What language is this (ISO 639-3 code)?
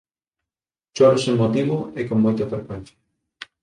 glg